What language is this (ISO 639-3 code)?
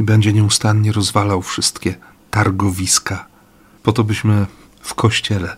pol